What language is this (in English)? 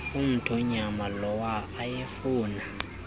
Xhosa